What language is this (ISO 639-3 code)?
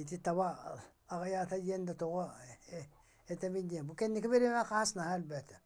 tur